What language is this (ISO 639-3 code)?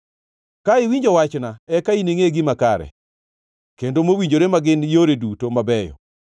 luo